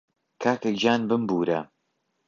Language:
Central Kurdish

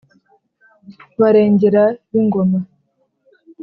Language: Kinyarwanda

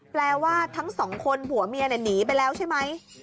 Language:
Thai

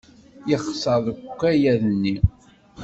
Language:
Kabyle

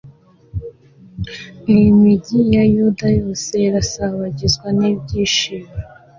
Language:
Kinyarwanda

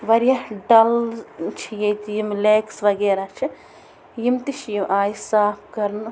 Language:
Kashmiri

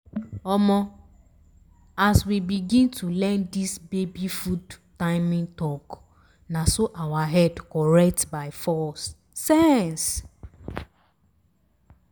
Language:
Nigerian Pidgin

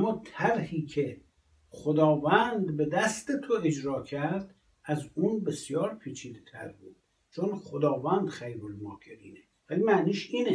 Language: Persian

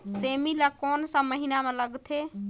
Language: Chhattisgarhi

